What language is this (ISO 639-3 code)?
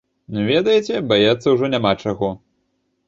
bel